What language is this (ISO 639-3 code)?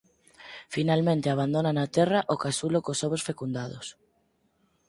glg